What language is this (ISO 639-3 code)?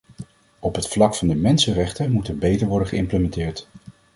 nld